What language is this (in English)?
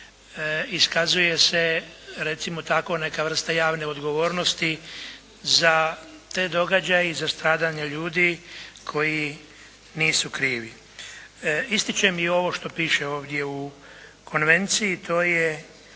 Croatian